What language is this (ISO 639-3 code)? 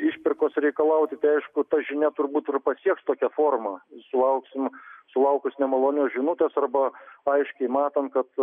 lit